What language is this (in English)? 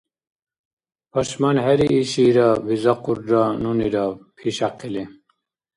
Dargwa